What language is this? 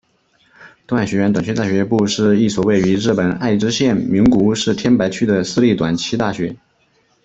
Chinese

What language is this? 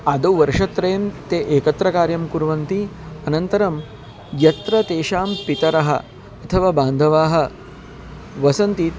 Sanskrit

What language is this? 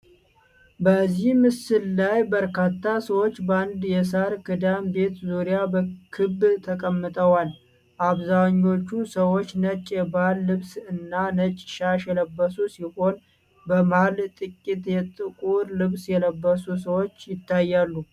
Amharic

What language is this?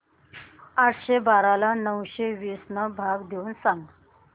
Marathi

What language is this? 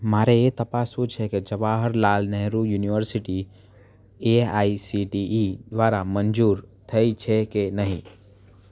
Gujarati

